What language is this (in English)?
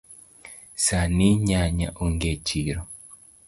Luo (Kenya and Tanzania)